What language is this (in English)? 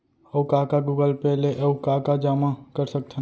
Chhattisgarhi